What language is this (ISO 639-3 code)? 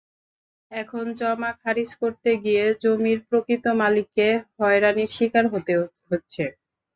ben